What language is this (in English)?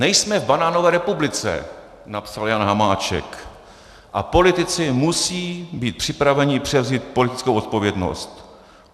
Czech